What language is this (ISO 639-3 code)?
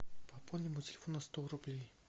rus